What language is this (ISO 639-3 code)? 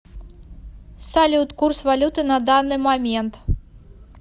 rus